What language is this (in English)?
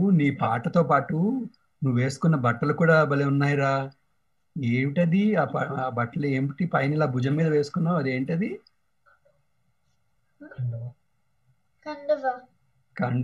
Telugu